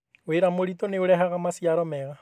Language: Kikuyu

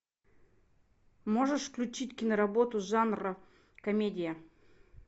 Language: Russian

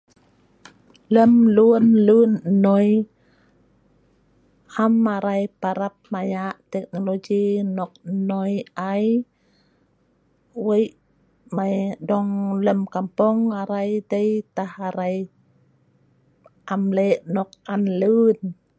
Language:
Sa'ban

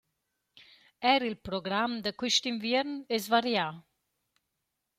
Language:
Romansh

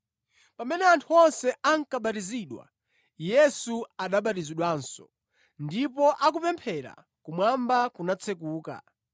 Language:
Nyanja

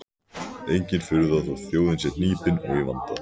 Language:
Icelandic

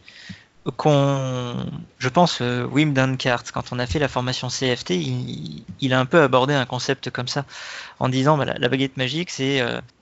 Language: French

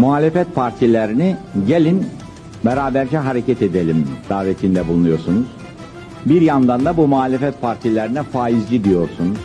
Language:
Turkish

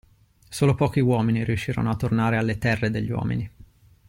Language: Italian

